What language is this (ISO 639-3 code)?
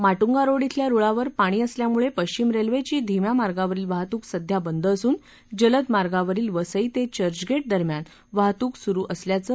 mar